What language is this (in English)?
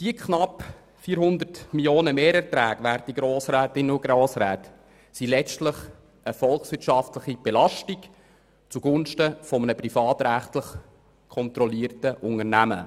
Swiss German